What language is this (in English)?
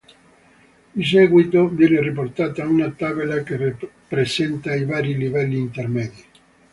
Italian